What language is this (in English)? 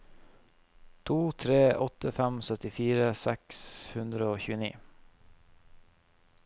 Norwegian